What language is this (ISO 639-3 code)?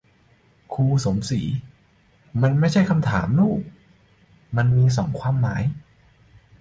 tha